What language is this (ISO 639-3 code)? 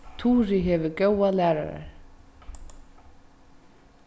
fao